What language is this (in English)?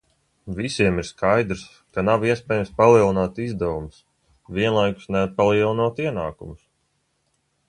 Latvian